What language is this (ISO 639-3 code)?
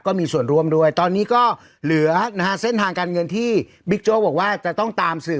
tha